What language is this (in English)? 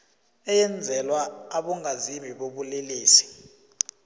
South Ndebele